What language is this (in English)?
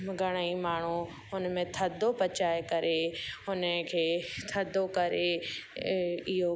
Sindhi